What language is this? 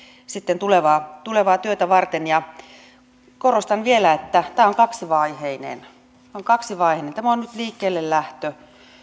Finnish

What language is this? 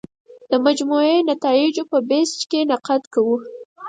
Pashto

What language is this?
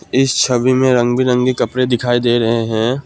Hindi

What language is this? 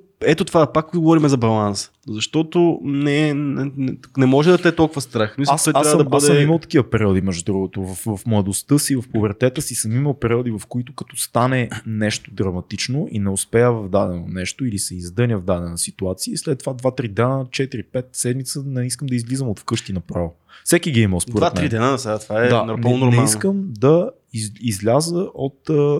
Bulgarian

